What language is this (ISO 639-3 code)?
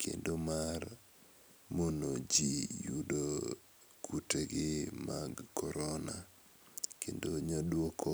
luo